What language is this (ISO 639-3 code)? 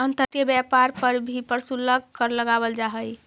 mag